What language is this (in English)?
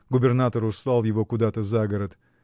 Russian